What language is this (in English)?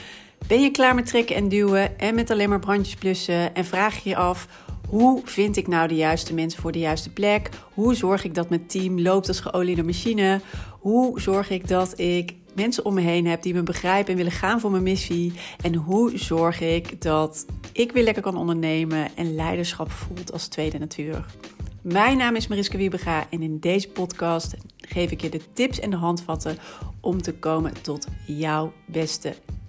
Dutch